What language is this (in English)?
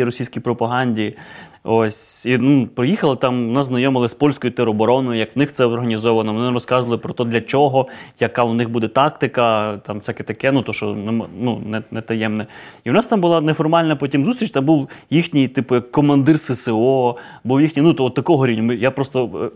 Ukrainian